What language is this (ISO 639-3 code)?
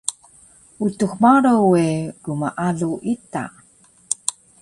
trv